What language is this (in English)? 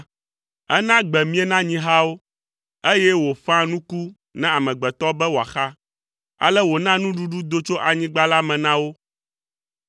Ewe